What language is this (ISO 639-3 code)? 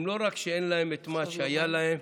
heb